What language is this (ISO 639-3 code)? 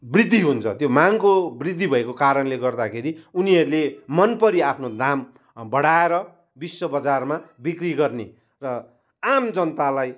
nep